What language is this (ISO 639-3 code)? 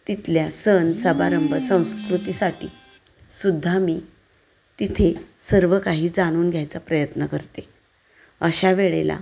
mar